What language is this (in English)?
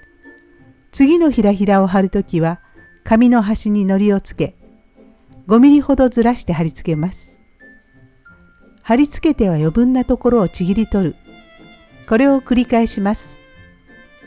Japanese